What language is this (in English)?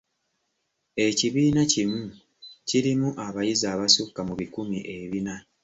Ganda